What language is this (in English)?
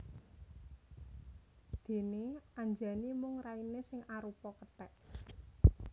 Javanese